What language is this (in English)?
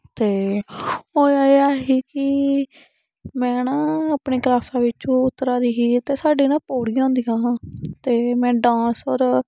Dogri